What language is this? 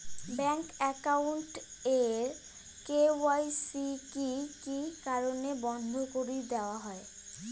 Bangla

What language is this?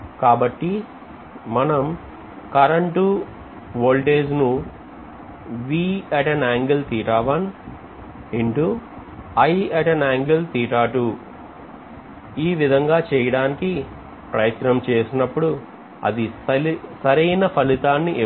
Telugu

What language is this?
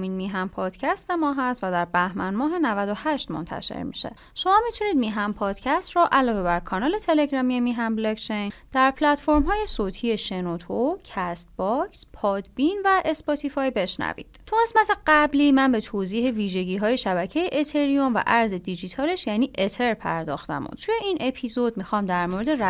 Persian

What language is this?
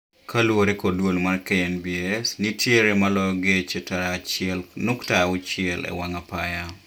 Luo (Kenya and Tanzania)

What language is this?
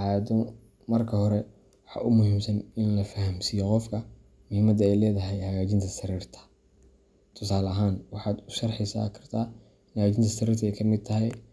Somali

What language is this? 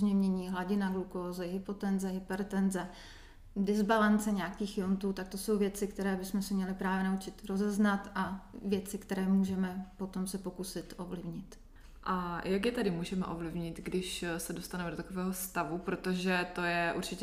Czech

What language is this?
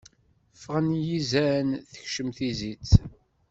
Kabyle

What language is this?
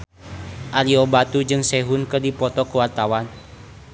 Sundanese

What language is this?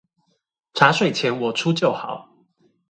Chinese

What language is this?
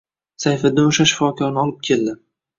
Uzbek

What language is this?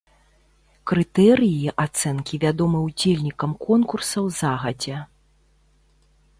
Belarusian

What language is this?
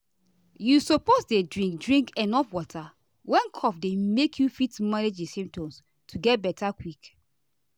Nigerian Pidgin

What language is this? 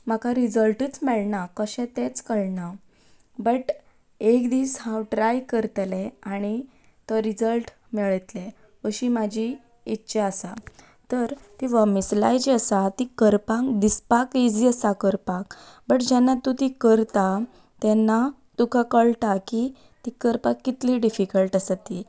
Konkani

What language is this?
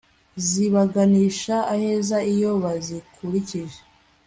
Kinyarwanda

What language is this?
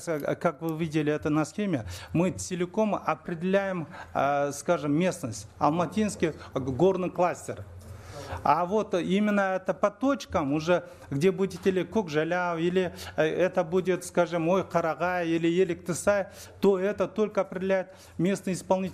Russian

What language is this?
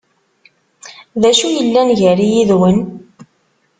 Kabyle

